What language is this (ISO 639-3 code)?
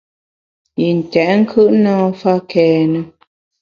bax